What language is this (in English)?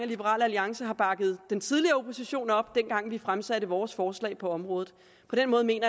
Danish